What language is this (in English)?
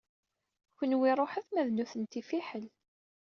Kabyle